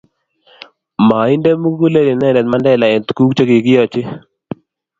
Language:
Kalenjin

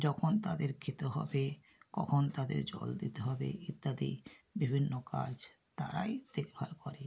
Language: Bangla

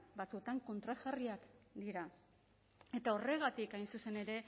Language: Basque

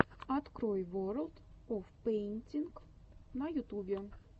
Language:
Russian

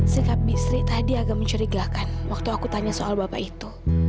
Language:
Indonesian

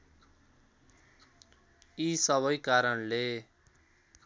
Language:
Nepali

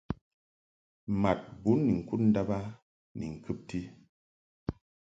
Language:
Mungaka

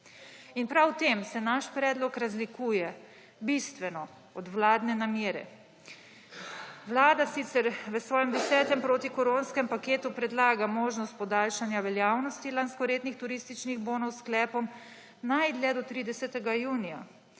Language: Slovenian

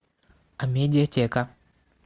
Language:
Russian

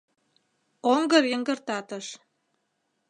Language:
Mari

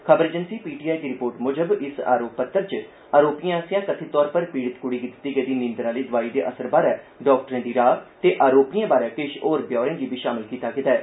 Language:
Dogri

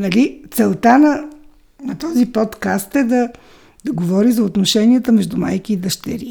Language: Bulgarian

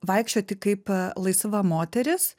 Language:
Lithuanian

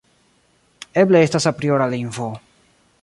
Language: Esperanto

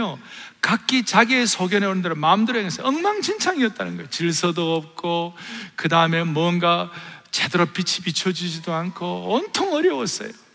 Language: Korean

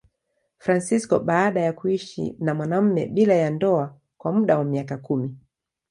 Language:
Swahili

